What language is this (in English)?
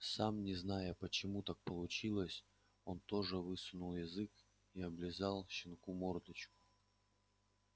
Russian